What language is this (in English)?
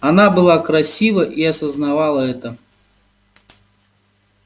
Russian